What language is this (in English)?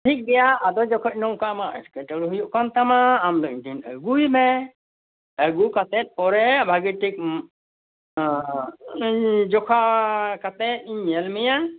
Santali